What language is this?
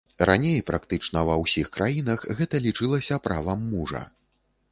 Belarusian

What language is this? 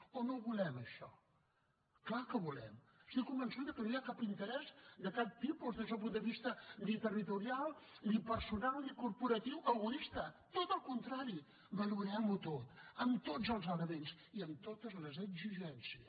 Catalan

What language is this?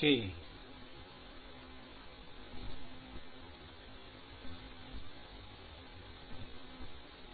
Gujarati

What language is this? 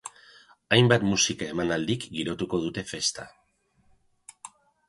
Basque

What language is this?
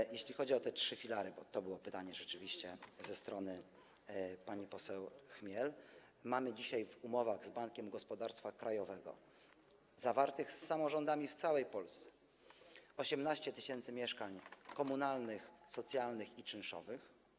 Polish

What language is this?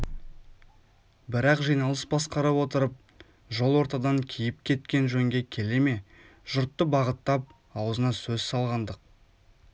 Kazakh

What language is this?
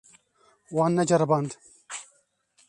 Kurdish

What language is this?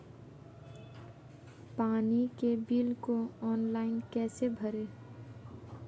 Hindi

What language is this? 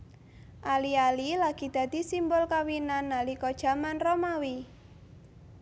Javanese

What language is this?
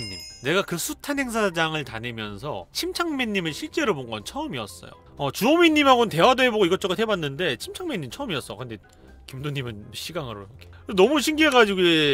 Korean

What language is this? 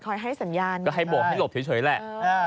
Thai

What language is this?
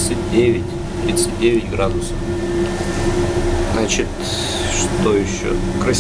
Russian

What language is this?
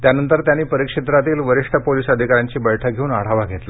Marathi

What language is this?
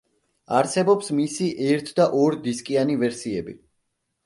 Georgian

